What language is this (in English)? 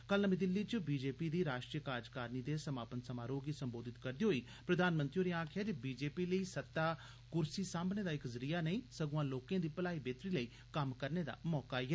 Dogri